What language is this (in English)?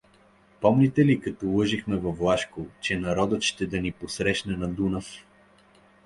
Bulgarian